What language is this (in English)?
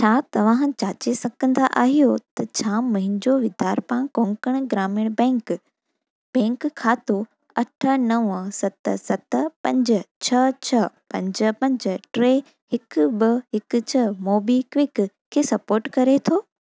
Sindhi